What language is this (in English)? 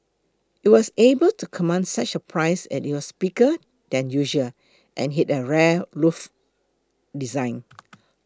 English